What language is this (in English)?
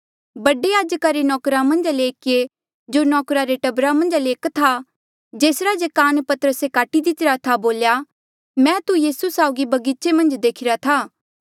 Mandeali